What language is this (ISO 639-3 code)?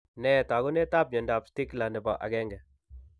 kln